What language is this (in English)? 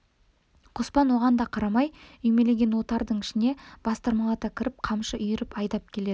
Kazakh